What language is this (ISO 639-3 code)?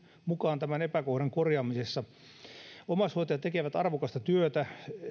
fin